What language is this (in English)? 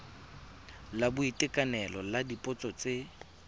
Tswana